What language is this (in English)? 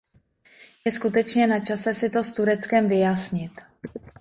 Czech